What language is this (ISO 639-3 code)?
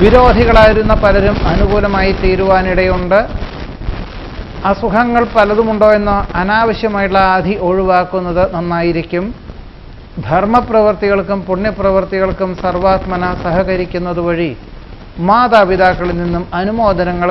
ara